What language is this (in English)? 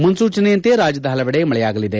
Kannada